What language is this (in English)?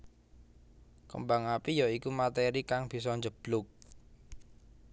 Javanese